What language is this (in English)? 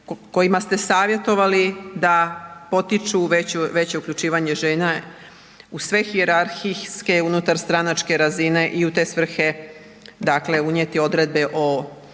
Croatian